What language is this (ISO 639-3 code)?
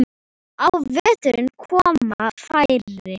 isl